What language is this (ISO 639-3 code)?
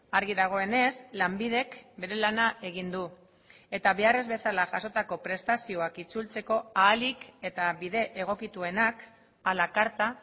eus